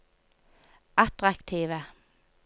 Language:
Norwegian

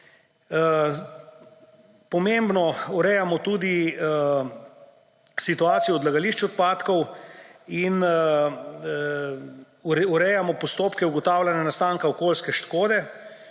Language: Slovenian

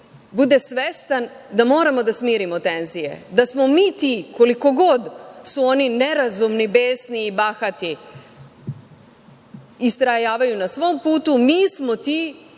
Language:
Serbian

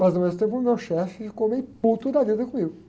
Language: Portuguese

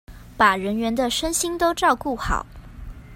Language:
Chinese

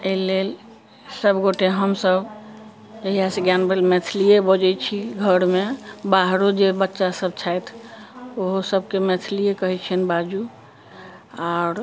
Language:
Maithili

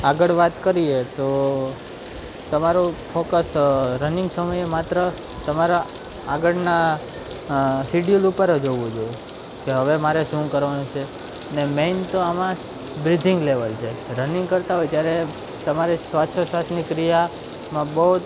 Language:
Gujarati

